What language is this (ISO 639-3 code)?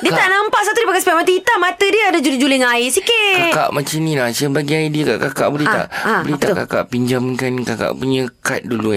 msa